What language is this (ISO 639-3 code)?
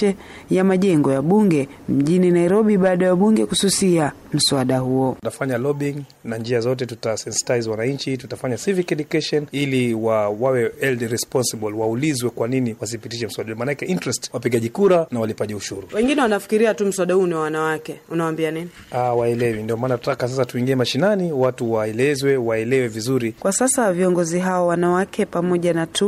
swa